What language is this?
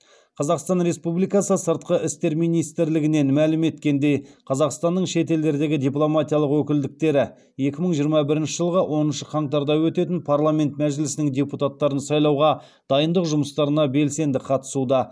Kazakh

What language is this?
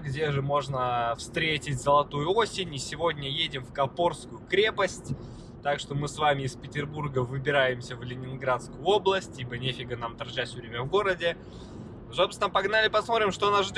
Russian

